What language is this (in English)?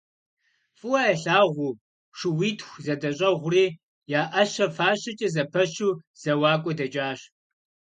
Kabardian